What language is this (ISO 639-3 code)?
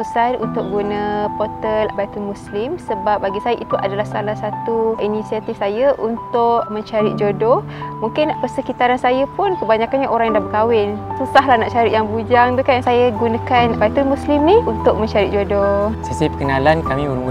msa